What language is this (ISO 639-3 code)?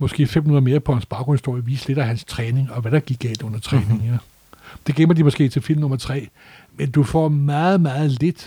dan